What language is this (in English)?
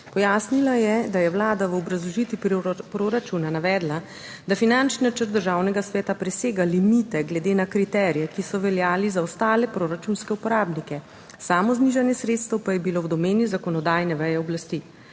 Slovenian